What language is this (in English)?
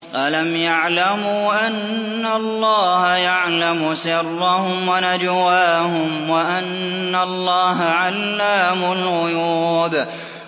Arabic